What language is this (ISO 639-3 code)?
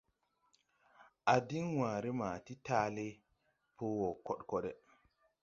tui